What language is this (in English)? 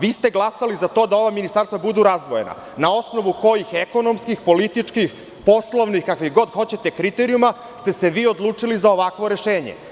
Serbian